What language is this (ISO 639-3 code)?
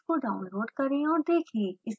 hin